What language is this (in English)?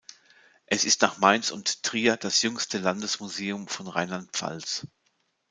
German